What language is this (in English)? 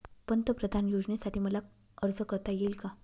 Marathi